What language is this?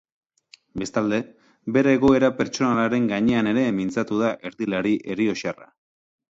Basque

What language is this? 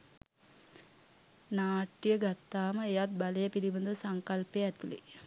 Sinhala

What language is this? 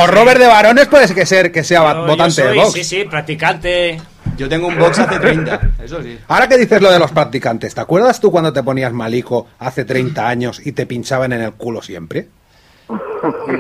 Spanish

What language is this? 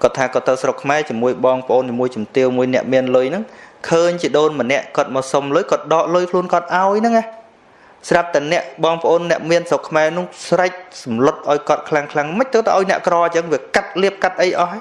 Vietnamese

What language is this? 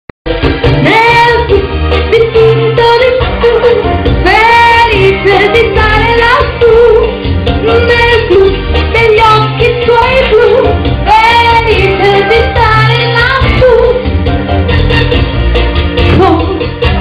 Greek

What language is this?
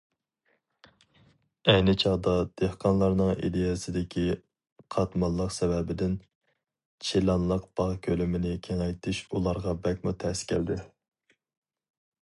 Uyghur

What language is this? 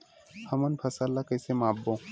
Chhattisgarhi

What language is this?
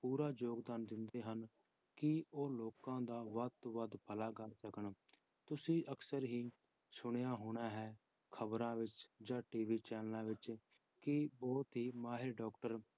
Punjabi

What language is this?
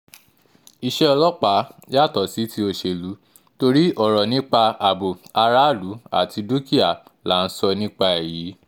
Yoruba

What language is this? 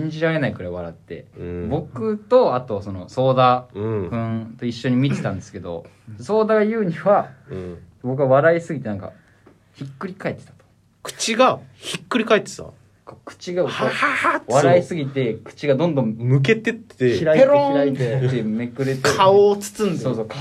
Japanese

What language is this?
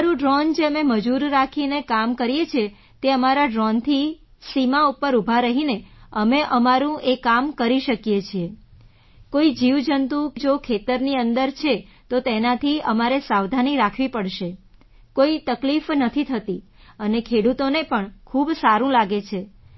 Gujarati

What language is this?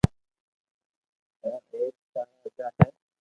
Loarki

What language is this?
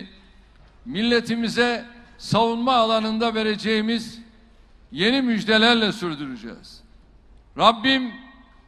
Turkish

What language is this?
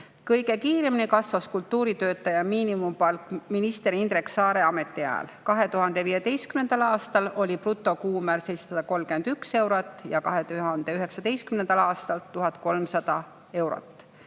Estonian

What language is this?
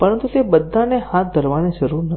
Gujarati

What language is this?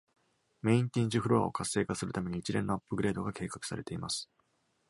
Japanese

